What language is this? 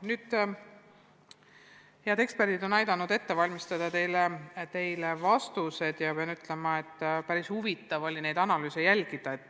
Estonian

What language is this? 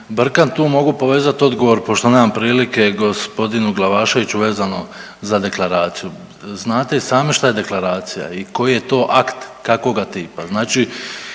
Croatian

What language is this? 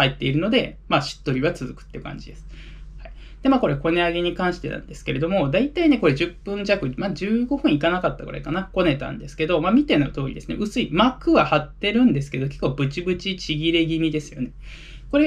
Japanese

